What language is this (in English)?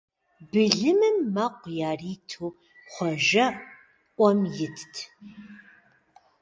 Kabardian